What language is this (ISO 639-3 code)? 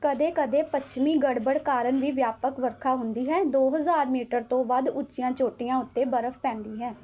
pan